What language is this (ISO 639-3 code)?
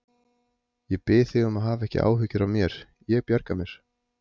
isl